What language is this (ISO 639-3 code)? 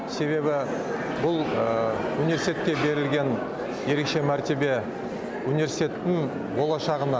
kaz